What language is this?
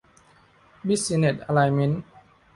Thai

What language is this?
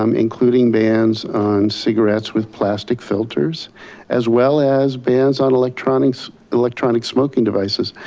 English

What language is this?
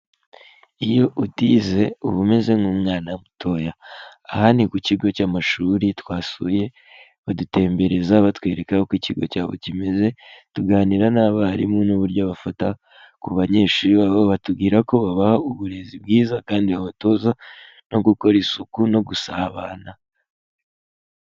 Kinyarwanda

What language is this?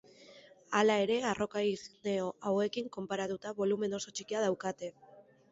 Basque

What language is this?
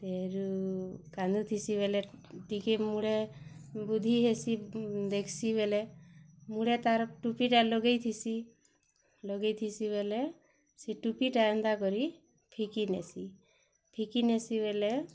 Odia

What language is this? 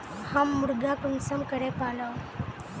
Magahi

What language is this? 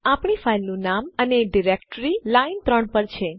Gujarati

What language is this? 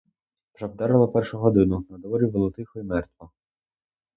Ukrainian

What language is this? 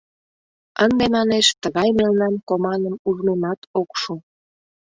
Mari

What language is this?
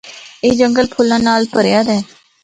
Northern Hindko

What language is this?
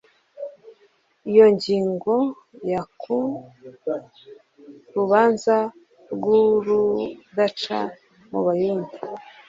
Kinyarwanda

